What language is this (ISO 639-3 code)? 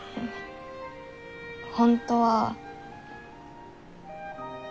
jpn